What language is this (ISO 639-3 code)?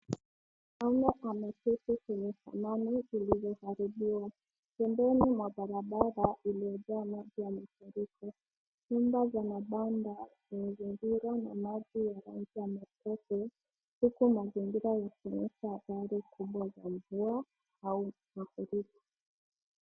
swa